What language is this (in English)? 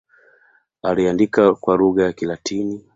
Swahili